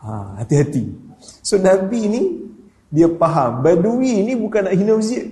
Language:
Malay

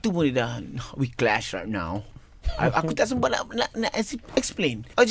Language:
Malay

